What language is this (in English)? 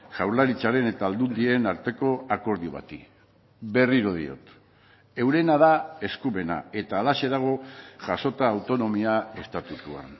Basque